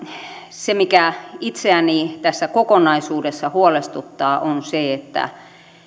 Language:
Finnish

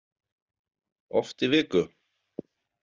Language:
Icelandic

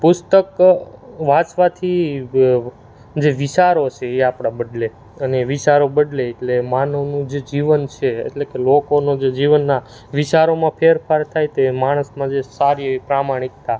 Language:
Gujarati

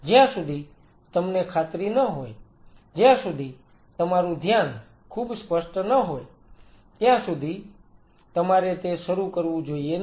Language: Gujarati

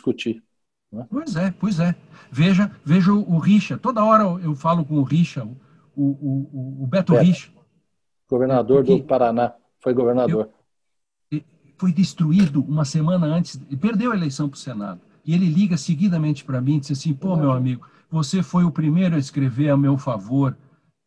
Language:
Portuguese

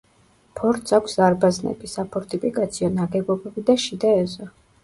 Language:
Georgian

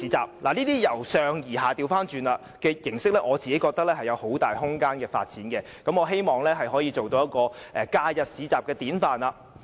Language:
Cantonese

